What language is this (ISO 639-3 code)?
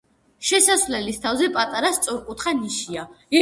kat